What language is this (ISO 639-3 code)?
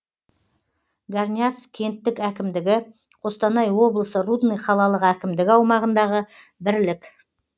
kaz